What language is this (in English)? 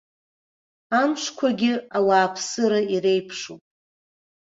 Abkhazian